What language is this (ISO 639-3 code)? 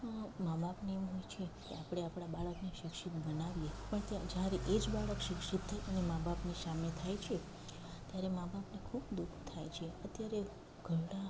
guj